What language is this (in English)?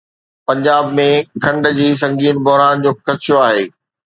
Sindhi